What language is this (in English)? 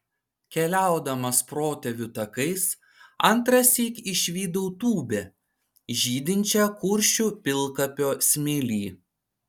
Lithuanian